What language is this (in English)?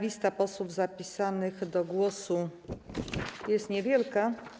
Polish